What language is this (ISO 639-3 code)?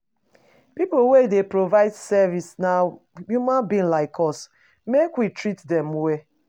pcm